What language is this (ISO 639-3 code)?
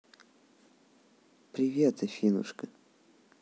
rus